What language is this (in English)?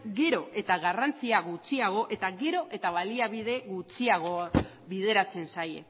Basque